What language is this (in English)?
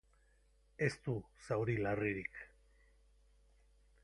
Basque